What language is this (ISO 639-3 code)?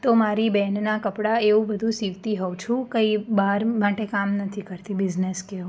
guj